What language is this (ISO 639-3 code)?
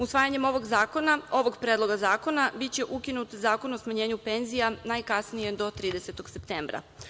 srp